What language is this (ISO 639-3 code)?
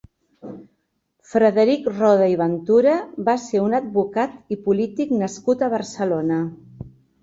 cat